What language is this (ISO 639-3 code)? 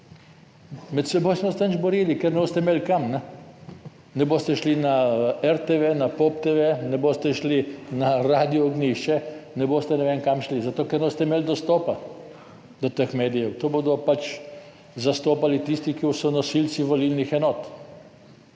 slv